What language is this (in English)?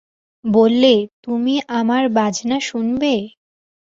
Bangla